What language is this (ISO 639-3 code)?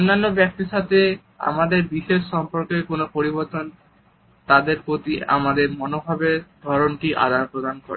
ben